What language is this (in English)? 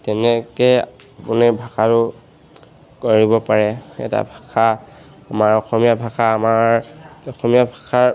Assamese